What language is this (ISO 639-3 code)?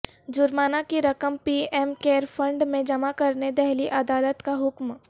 urd